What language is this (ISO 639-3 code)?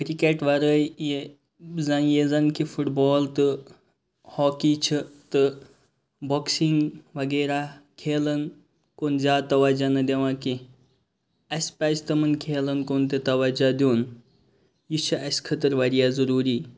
kas